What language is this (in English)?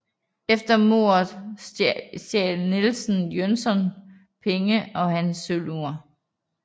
Danish